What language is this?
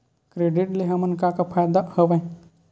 Chhattisgarhi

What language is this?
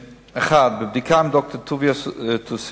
Hebrew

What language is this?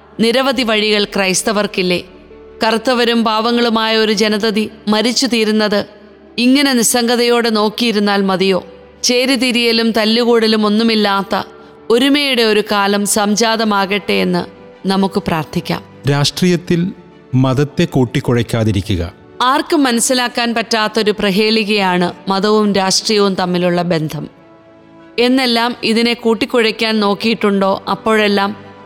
Malayalam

